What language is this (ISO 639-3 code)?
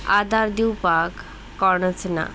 kok